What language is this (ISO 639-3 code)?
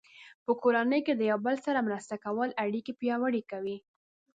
pus